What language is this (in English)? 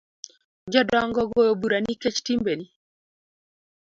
Luo (Kenya and Tanzania)